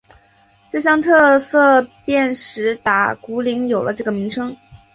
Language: Chinese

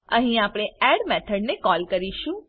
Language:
Gujarati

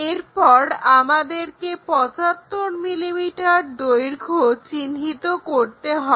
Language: Bangla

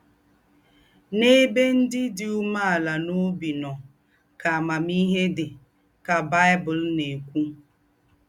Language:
Igbo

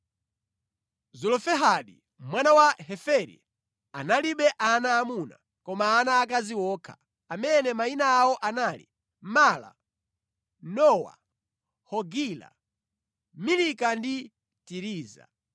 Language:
Nyanja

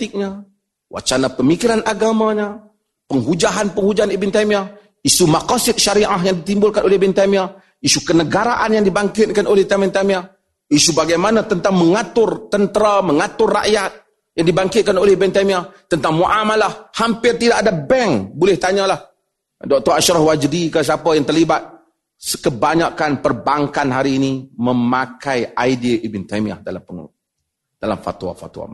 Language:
Malay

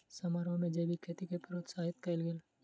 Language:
Maithili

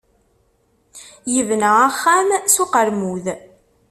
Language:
Kabyle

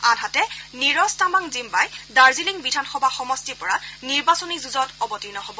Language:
Assamese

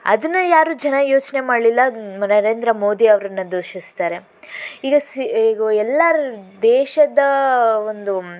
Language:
Kannada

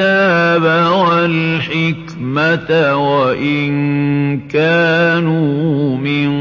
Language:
Arabic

